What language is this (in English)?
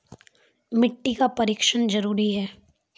Maithili